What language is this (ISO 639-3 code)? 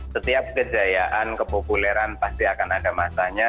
ind